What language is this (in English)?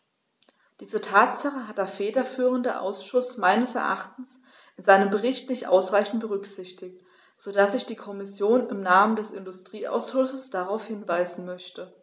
German